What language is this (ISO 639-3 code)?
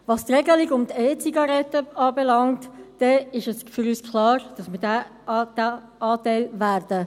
gsw